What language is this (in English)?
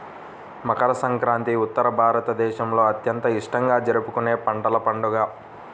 Telugu